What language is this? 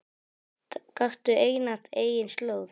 Icelandic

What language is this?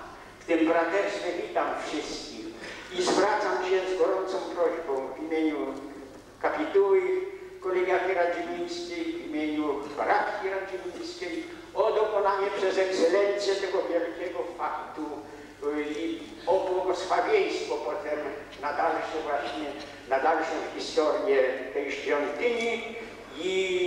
Polish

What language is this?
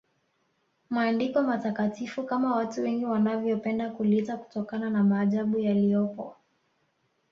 Swahili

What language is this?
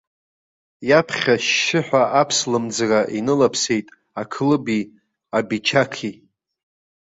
Abkhazian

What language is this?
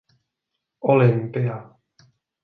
Czech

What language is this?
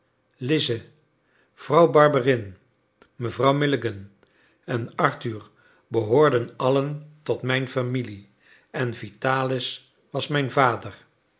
Dutch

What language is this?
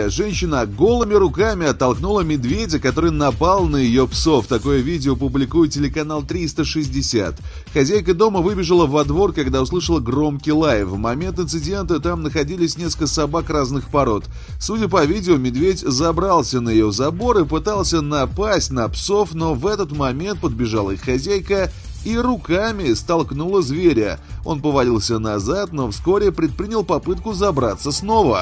Russian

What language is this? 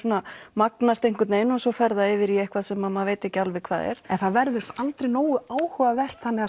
Icelandic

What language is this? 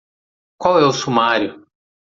Portuguese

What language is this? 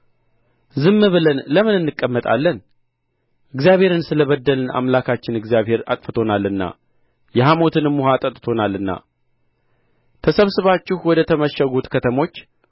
Amharic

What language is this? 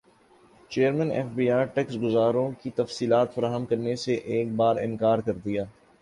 Urdu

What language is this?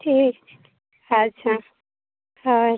Santali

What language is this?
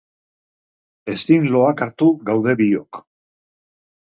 Basque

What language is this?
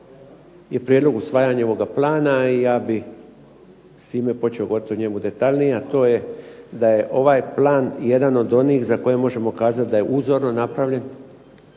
Croatian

